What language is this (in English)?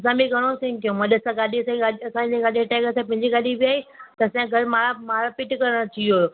Sindhi